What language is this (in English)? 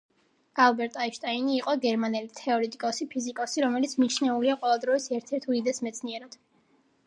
Georgian